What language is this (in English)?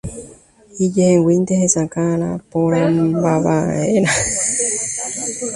Guarani